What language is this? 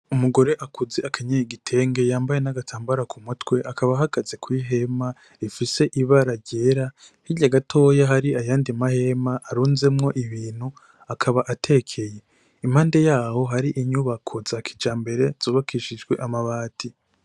Rundi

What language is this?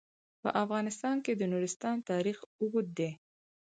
Pashto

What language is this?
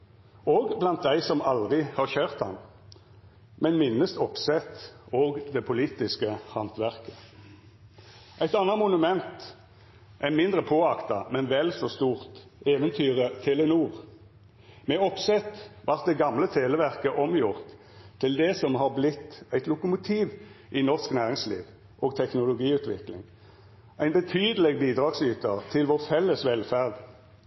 Norwegian Nynorsk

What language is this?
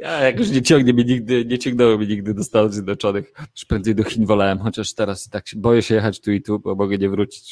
Polish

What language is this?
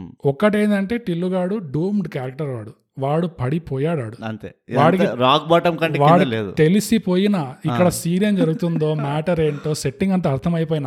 Telugu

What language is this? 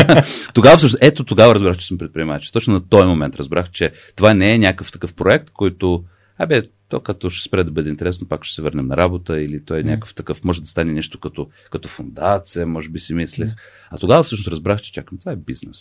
Bulgarian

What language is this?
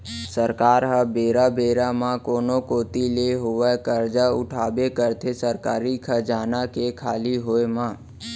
Chhattisgarhi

